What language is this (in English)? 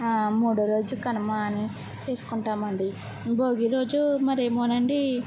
Telugu